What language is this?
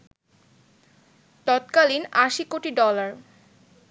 Bangla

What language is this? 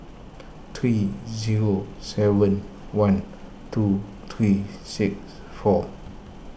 English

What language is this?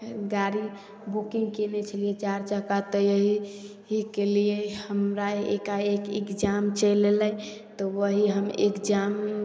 Maithili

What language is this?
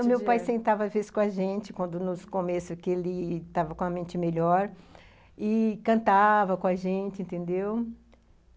Portuguese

